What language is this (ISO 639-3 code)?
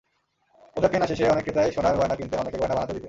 ben